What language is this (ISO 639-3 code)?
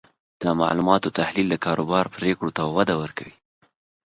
pus